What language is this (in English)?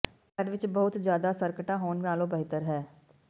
Punjabi